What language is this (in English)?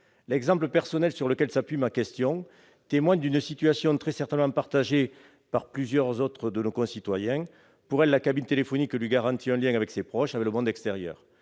French